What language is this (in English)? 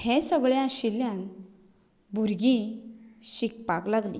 Konkani